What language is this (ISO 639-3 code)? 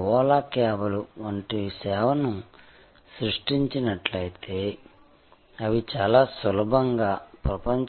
tel